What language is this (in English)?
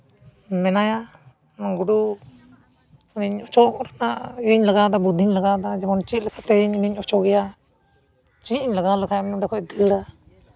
Santali